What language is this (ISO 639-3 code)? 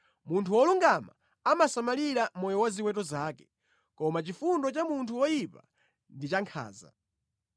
nya